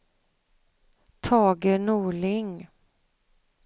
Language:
Swedish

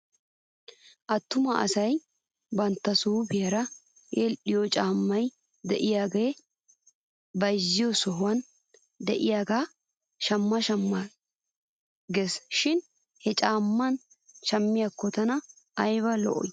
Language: Wolaytta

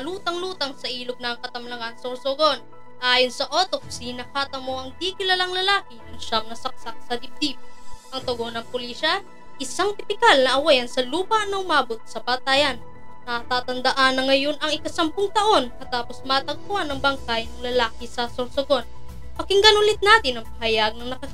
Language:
Filipino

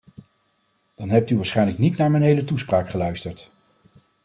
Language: Dutch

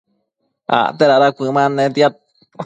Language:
Matsés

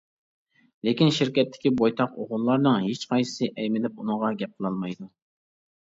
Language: Uyghur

